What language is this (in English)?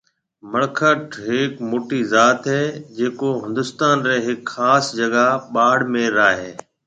Marwari (Pakistan)